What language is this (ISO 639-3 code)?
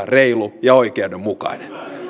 fin